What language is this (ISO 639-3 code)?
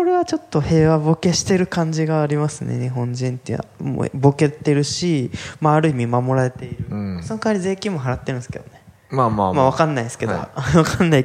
jpn